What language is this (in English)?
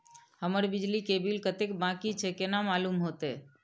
Maithili